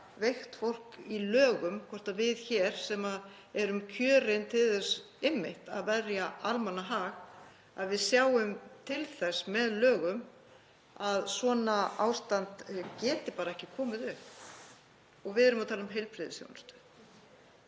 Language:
Icelandic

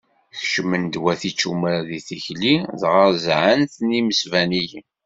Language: Kabyle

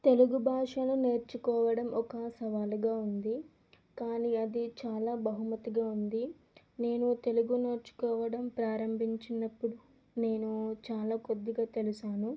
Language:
Telugu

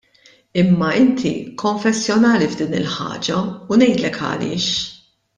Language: Maltese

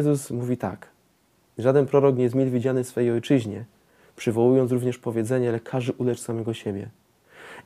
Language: Polish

